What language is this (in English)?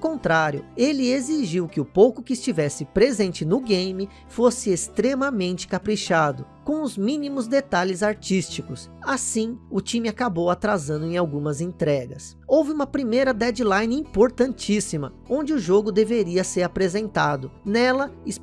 Portuguese